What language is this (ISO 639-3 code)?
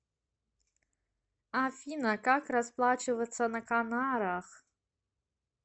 rus